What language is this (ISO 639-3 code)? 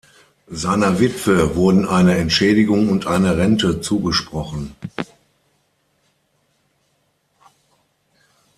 deu